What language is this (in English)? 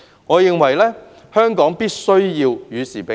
Cantonese